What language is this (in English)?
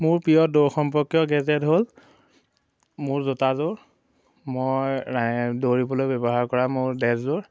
Assamese